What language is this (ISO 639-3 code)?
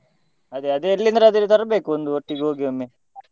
kan